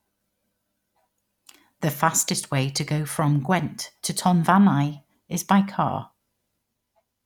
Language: English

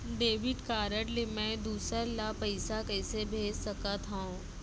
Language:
Chhattisgarhi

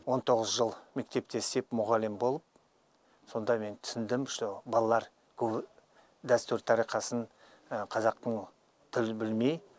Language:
Kazakh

